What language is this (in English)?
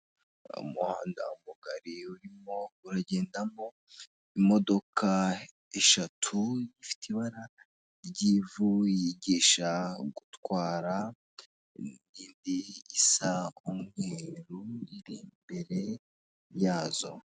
Kinyarwanda